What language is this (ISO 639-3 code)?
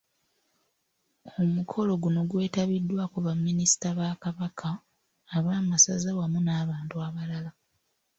lug